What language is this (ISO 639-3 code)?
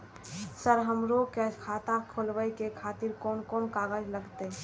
mai